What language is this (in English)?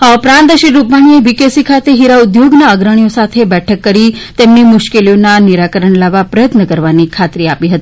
Gujarati